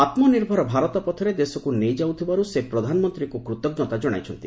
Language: Odia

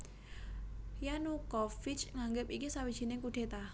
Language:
Javanese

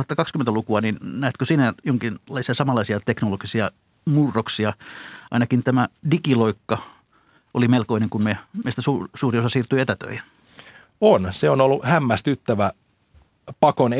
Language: Finnish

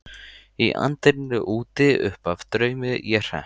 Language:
Icelandic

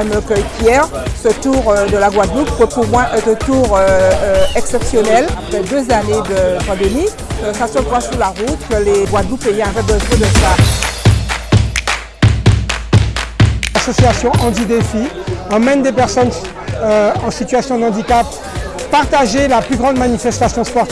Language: French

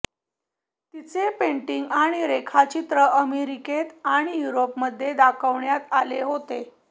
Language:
Marathi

